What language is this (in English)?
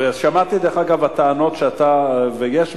Hebrew